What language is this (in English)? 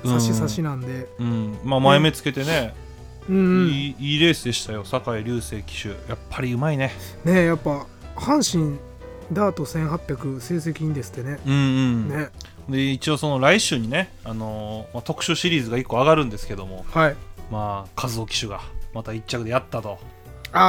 Japanese